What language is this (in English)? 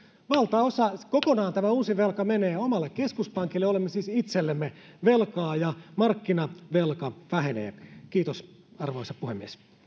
Finnish